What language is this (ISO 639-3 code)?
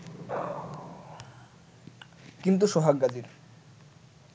ben